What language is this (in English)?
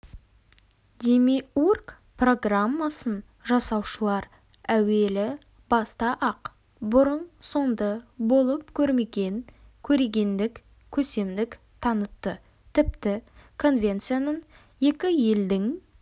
Kazakh